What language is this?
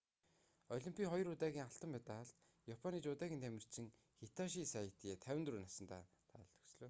Mongolian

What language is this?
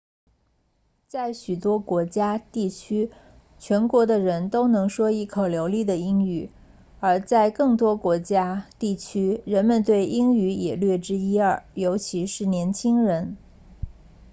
Chinese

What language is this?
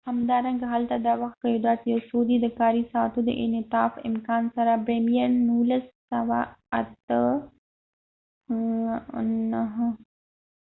Pashto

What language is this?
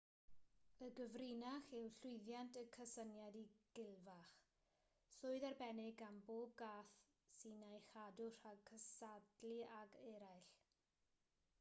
Welsh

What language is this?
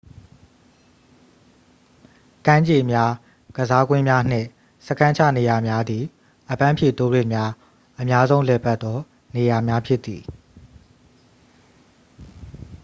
Burmese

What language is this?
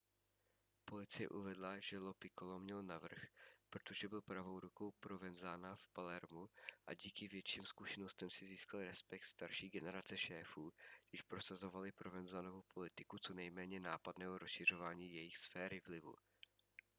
Czech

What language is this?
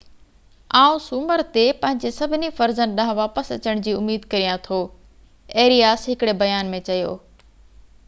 Sindhi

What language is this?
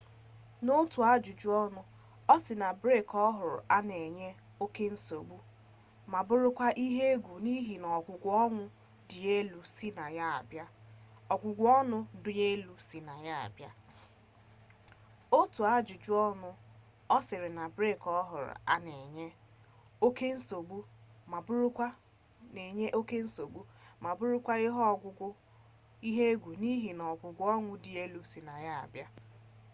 Igbo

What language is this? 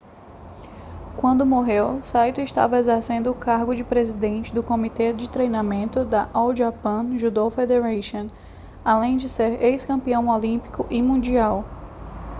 Portuguese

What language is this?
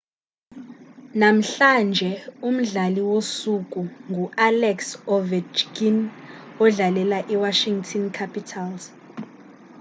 Xhosa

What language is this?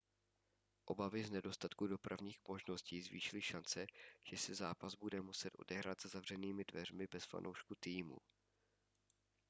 Czech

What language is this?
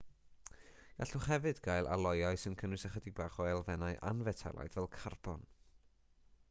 Welsh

